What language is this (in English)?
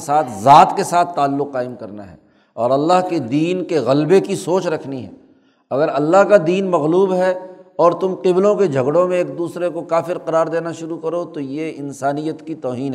Urdu